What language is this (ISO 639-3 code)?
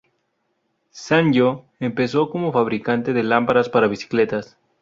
spa